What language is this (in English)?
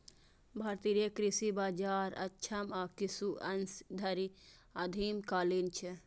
Maithili